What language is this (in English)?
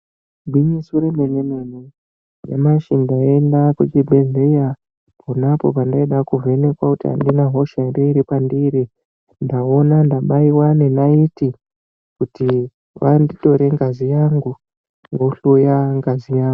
Ndau